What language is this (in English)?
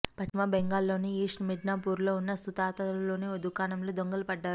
Telugu